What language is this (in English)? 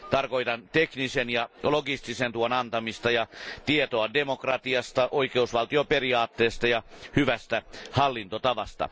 Finnish